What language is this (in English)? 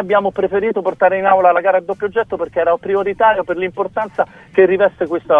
Italian